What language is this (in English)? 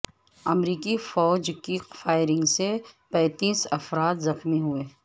Urdu